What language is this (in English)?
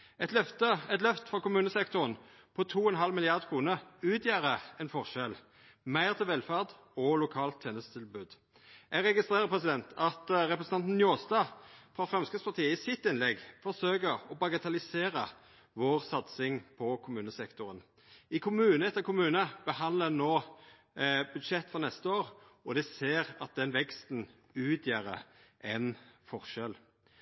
Norwegian Nynorsk